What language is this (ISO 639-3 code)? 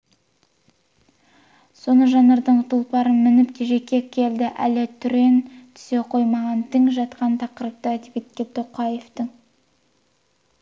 kaz